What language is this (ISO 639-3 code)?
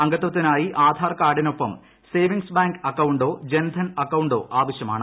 mal